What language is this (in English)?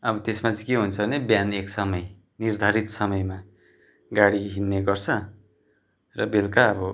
Nepali